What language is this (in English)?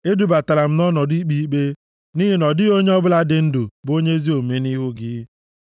Igbo